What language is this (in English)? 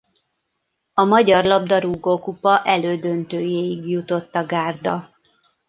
Hungarian